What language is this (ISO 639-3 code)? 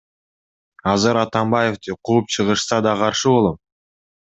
kir